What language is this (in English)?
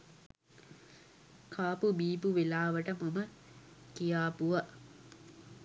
Sinhala